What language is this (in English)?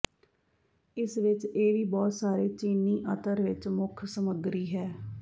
Punjabi